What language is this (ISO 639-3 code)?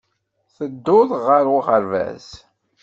kab